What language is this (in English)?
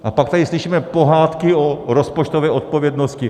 Czech